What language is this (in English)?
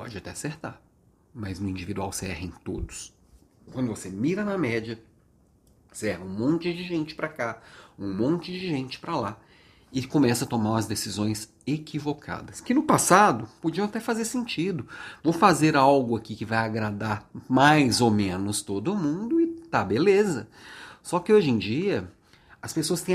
Portuguese